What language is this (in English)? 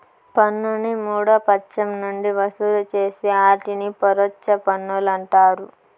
Telugu